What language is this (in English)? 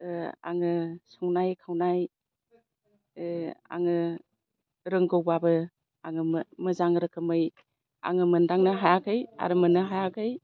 Bodo